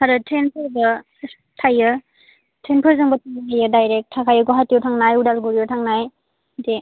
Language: Bodo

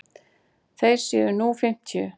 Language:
Icelandic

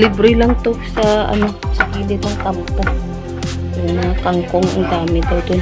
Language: Filipino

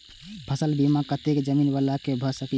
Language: Maithili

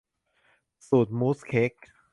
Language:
Thai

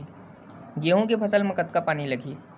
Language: Chhattisgarhi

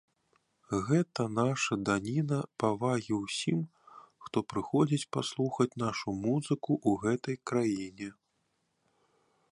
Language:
Belarusian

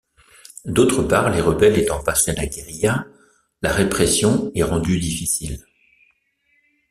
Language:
French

